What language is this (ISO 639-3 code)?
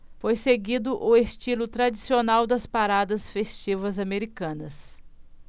por